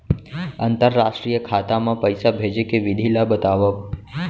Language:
Chhattisgarhi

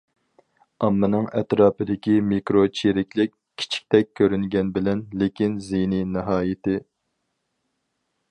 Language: Uyghur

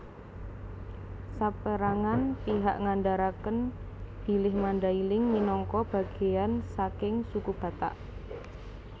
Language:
Javanese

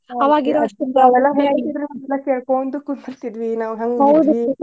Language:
Kannada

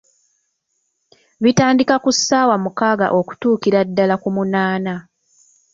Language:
Ganda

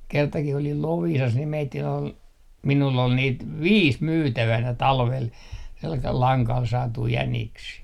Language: Finnish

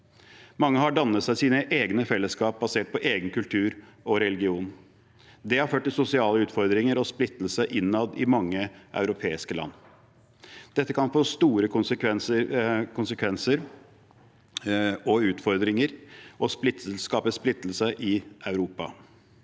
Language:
Norwegian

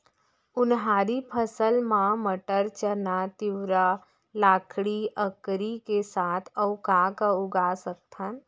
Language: Chhattisgarhi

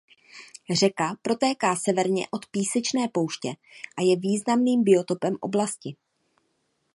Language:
Czech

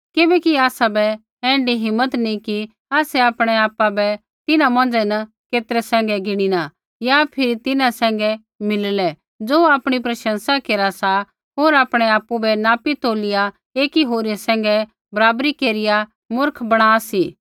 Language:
Kullu Pahari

